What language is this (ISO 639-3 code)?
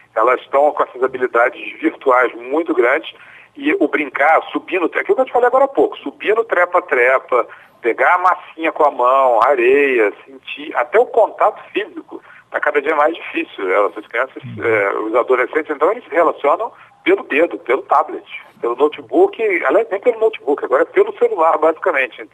por